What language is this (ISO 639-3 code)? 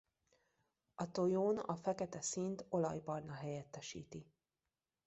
hun